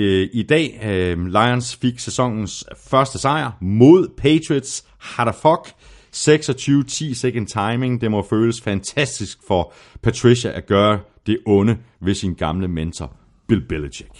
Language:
Danish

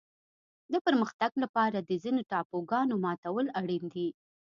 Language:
Pashto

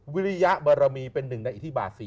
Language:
Thai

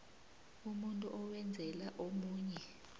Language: South Ndebele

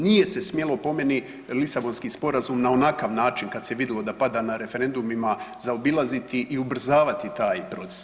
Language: Croatian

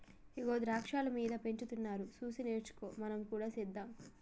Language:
Telugu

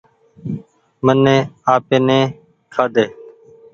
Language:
Goaria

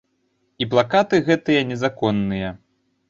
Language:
Belarusian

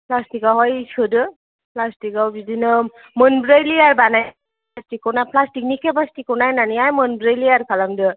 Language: Bodo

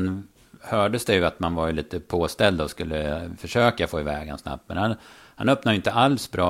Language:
Swedish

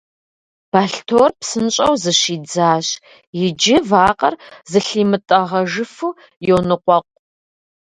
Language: Kabardian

